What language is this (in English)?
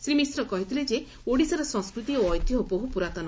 Odia